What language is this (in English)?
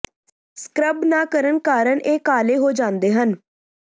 Punjabi